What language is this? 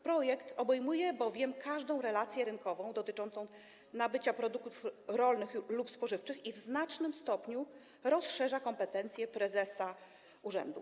Polish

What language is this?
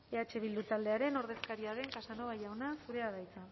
Basque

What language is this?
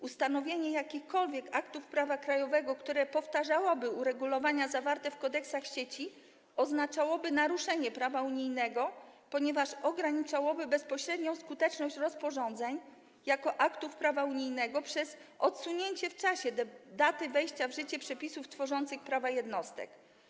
Polish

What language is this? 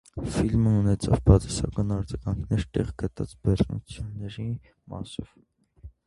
Armenian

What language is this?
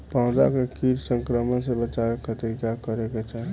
Bhojpuri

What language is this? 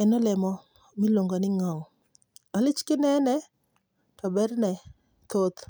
Luo (Kenya and Tanzania)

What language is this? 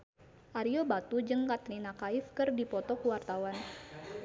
Sundanese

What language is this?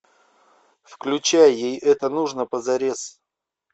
Russian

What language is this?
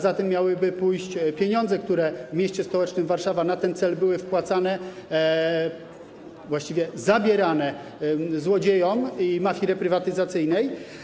Polish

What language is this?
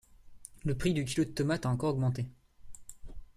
French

